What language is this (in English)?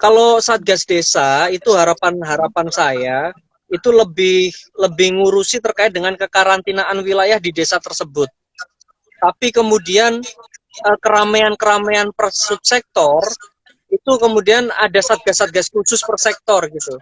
Indonesian